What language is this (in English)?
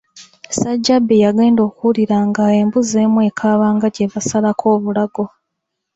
Ganda